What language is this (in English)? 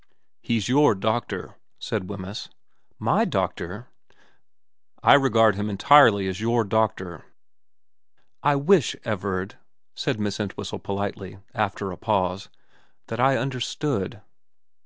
English